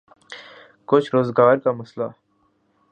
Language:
Urdu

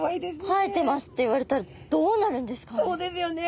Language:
Japanese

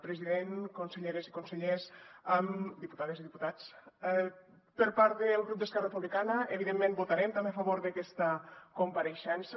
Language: Catalan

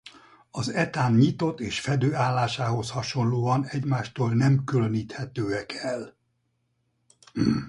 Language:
Hungarian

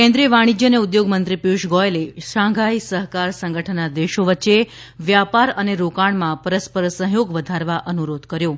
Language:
Gujarati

